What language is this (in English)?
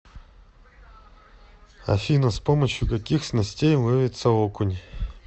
Russian